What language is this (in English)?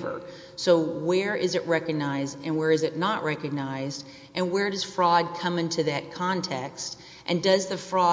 English